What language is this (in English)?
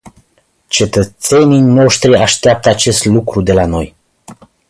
Romanian